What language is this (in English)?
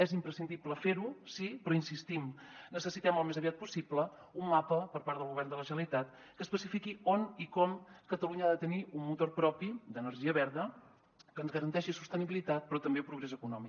Catalan